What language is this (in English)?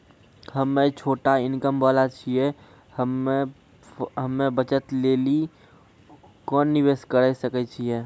Maithili